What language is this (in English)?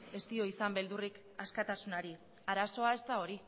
Basque